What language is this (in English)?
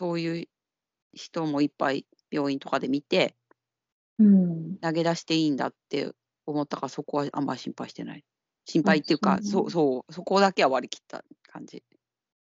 Japanese